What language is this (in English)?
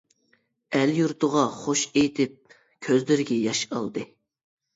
Uyghur